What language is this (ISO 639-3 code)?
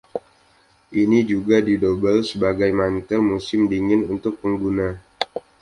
ind